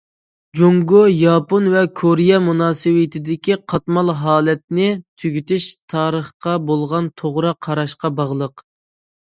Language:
Uyghur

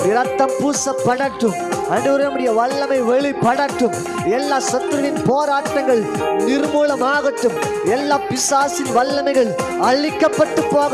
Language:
Tamil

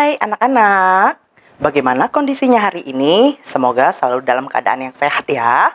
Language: Indonesian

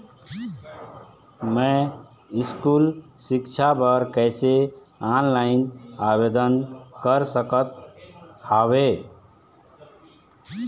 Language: Chhattisgarhi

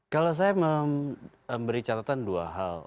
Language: Indonesian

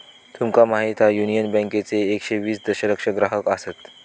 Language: Marathi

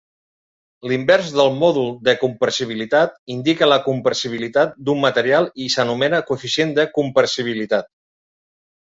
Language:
Catalan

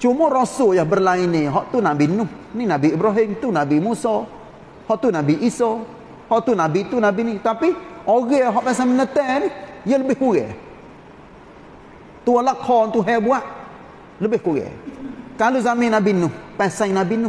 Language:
Malay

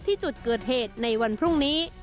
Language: Thai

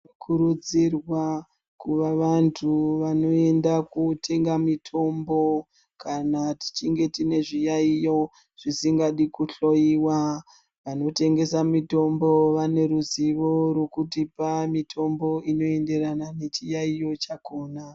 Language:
Ndau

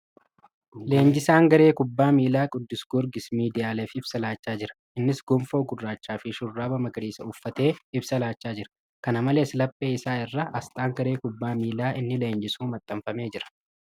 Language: Oromo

